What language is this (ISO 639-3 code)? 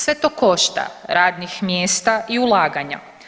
hrv